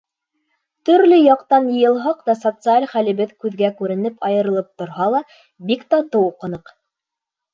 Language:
Bashkir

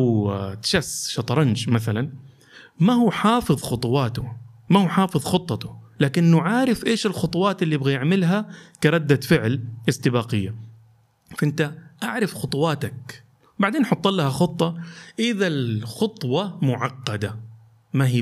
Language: Arabic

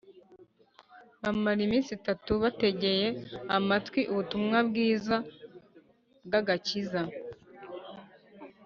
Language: Kinyarwanda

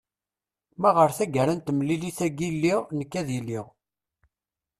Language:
Kabyle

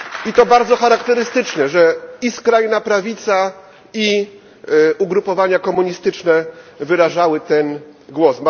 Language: Polish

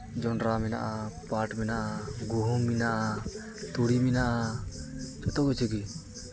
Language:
Santali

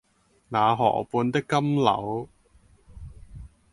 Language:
Cantonese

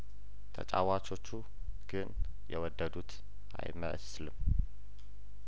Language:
Amharic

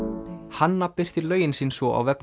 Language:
Icelandic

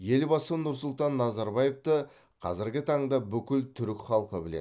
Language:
Kazakh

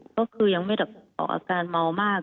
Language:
Thai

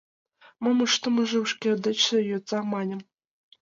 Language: Mari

